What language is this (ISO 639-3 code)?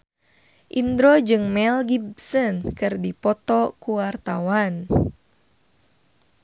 sun